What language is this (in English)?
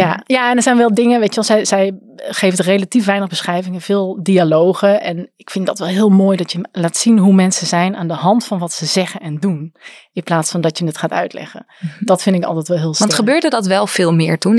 Dutch